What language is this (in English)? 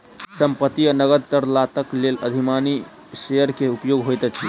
Maithili